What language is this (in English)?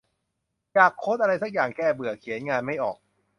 Thai